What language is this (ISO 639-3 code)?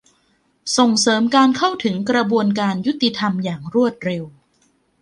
tha